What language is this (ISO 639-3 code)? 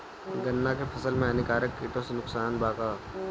bho